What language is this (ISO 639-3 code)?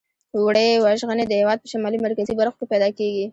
pus